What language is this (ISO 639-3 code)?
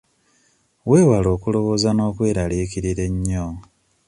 lug